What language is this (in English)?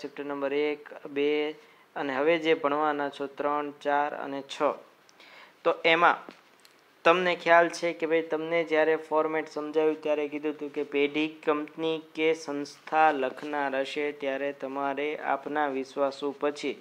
Hindi